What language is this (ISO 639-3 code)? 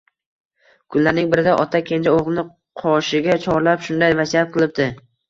uzb